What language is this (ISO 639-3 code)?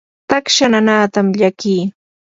qur